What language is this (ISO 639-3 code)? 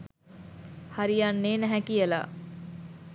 sin